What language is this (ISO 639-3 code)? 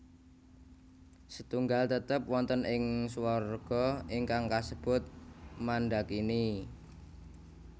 jav